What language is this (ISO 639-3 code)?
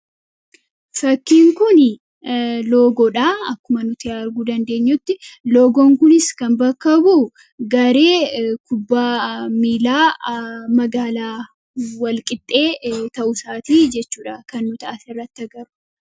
orm